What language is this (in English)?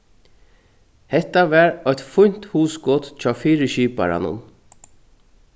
Faroese